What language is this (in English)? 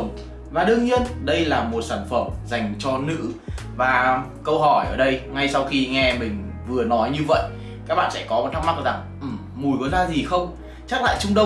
Vietnamese